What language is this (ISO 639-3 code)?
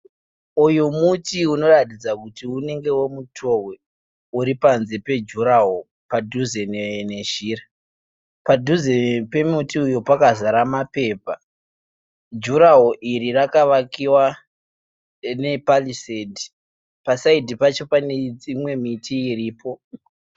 sna